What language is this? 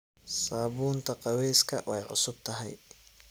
Somali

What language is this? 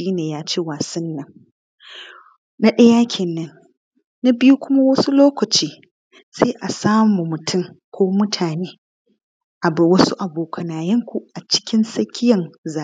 Hausa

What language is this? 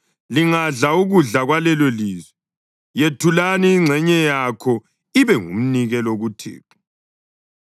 North Ndebele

